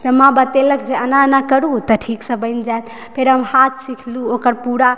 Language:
Maithili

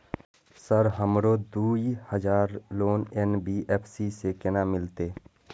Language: Maithili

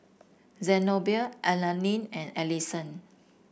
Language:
English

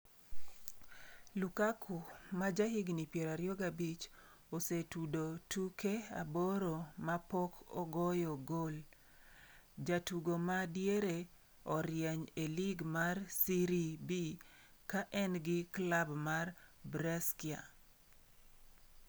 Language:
Luo (Kenya and Tanzania)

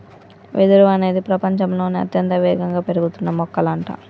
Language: Telugu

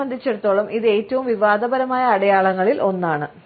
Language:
Malayalam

